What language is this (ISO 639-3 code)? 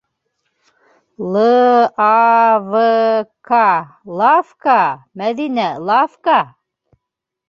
bak